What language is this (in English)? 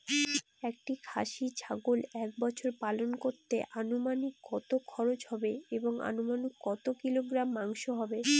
Bangla